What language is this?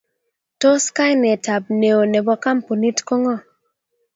Kalenjin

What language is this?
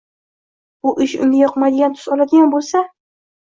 Uzbek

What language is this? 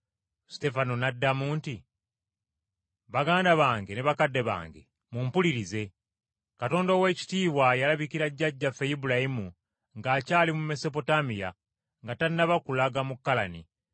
Ganda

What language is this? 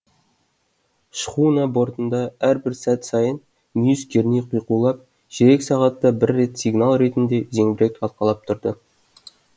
Kazakh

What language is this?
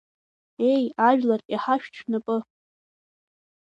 Abkhazian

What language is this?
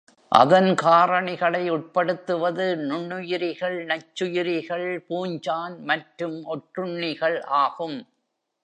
Tamil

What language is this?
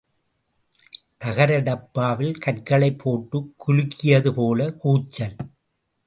Tamil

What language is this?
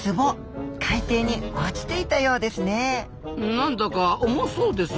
Japanese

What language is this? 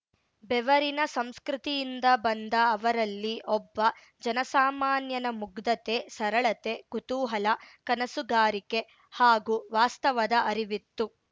Kannada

